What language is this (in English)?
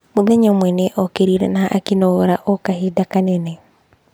Kikuyu